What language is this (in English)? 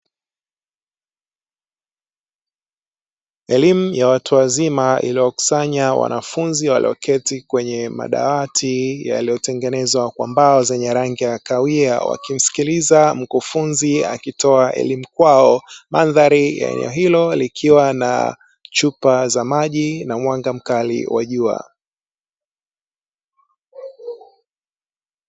Swahili